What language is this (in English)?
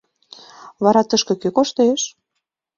Mari